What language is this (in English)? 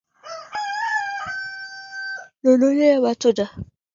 Swahili